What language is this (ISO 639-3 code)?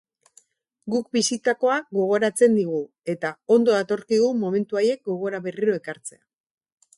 eus